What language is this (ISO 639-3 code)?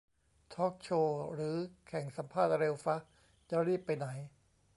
tha